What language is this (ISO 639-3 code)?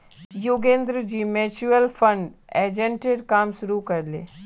mag